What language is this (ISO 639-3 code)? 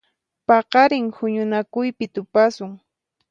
qxp